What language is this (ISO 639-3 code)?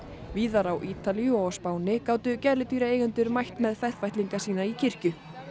isl